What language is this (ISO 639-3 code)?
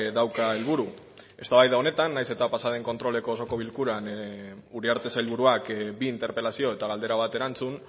eus